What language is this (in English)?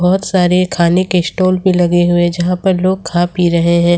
Hindi